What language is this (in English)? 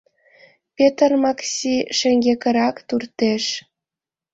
Mari